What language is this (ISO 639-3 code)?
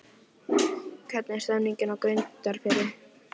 isl